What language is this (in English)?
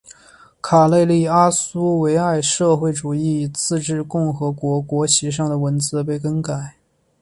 Chinese